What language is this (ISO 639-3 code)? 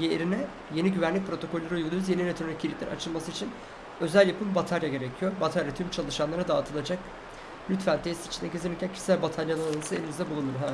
tur